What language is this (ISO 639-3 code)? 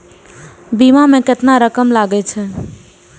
mai